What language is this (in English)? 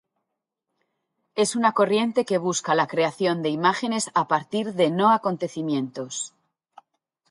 Spanish